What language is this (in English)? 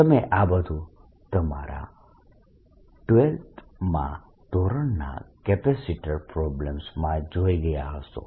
Gujarati